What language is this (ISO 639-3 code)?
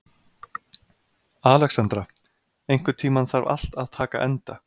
isl